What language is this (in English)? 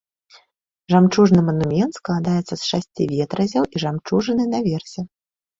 Belarusian